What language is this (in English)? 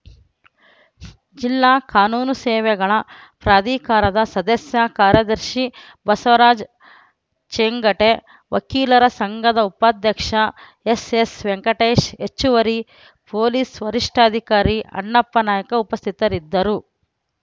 Kannada